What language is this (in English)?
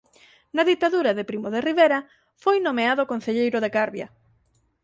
Galician